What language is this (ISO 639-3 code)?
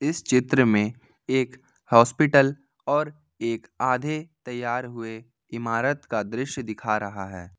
hin